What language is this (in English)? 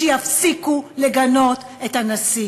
Hebrew